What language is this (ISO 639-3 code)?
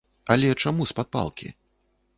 bel